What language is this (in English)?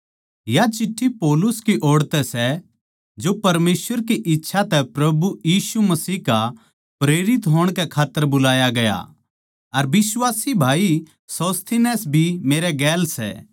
Haryanvi